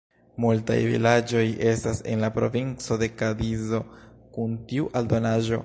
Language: Esperanto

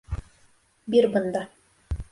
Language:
Bashkir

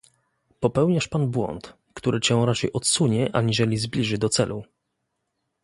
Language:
Polish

